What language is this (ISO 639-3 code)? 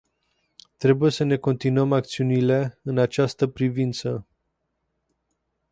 ron